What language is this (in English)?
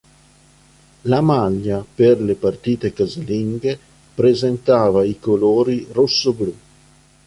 Italian